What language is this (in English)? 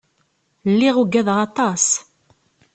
Kabyle